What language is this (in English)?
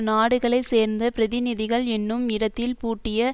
Tamil